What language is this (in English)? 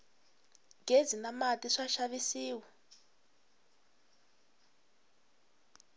Tsonga